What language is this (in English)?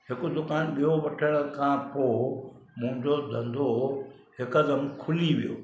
Sindhi